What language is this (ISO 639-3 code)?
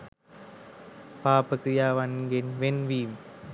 sin